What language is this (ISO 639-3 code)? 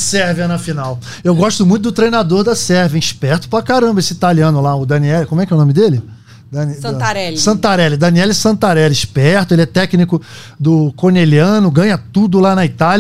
por